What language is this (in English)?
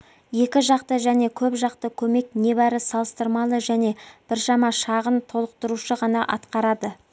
Kazakh